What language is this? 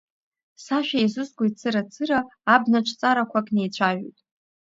Abkhazian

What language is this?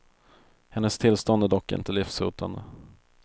Swedish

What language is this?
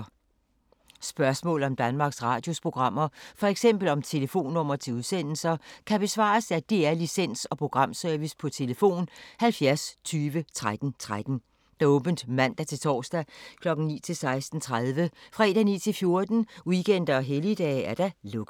Danish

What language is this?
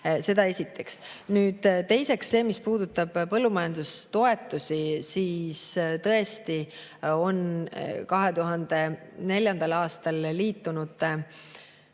Estonian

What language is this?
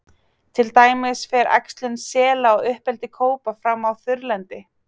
Icelandic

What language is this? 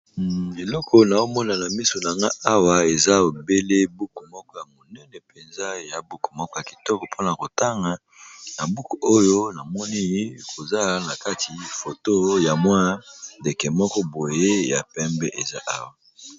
Lingala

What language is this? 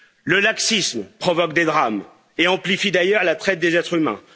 French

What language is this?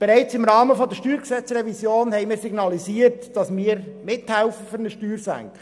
Swiss German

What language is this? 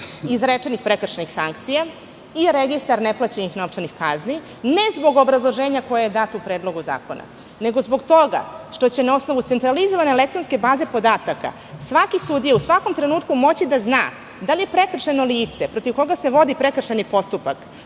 Serbian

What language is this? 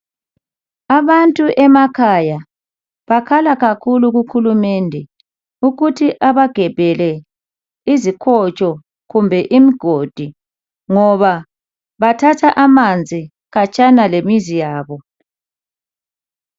North Ndebele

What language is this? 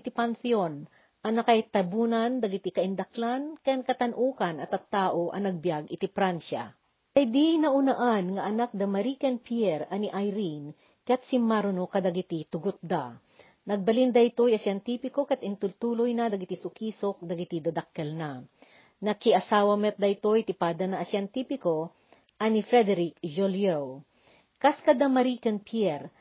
Filipino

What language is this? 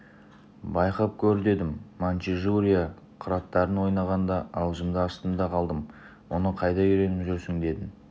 Kazakh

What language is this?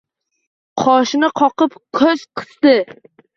Uzbek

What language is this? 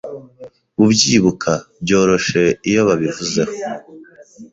Kinyarwanda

